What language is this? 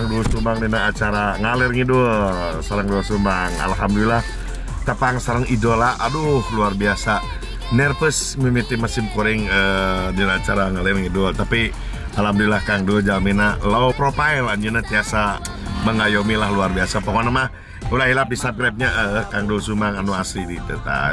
Indonesian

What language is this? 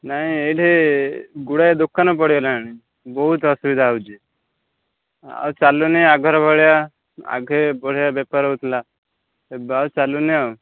Odia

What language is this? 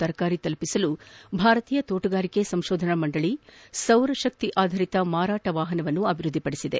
Kannada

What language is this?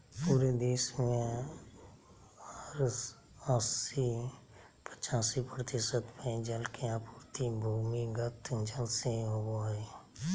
Magahi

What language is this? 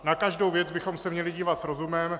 Czech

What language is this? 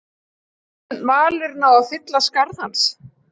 Icelandic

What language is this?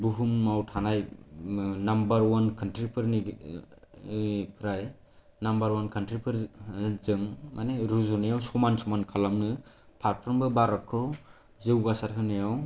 Bodo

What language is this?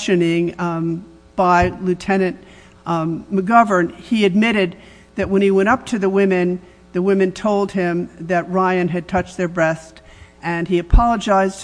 English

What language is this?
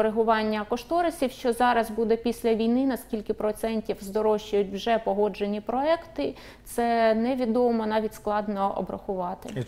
Ukrainian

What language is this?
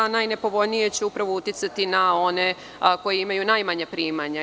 Serbian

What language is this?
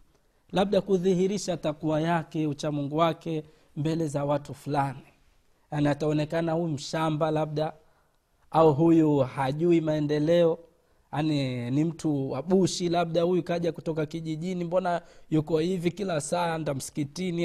Swahili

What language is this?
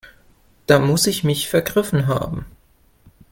German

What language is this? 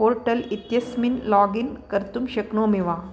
Sanskrit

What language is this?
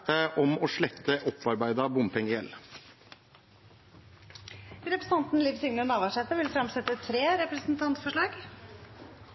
Norwegian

